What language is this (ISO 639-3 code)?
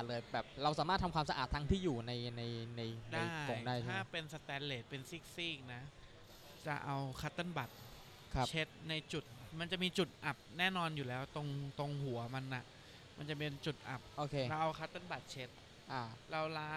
tha